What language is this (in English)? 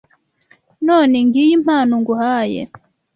Kinyarwanda